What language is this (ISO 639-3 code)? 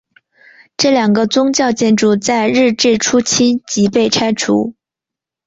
zho